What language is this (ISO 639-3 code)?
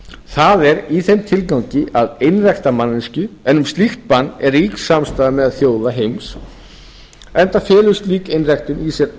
isl